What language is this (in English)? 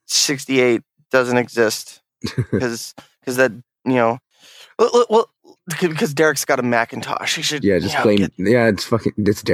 English